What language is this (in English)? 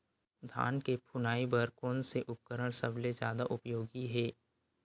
Chhattisgarhi